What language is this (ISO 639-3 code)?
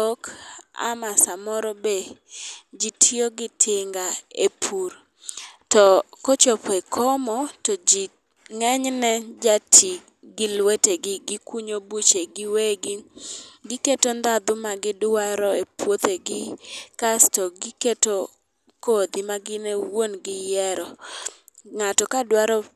luo